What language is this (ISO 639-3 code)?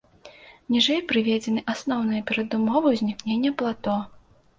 bel